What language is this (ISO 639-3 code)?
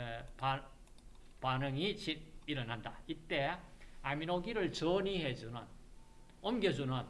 kor